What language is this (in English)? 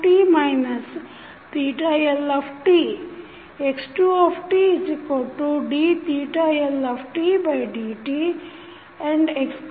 Kannada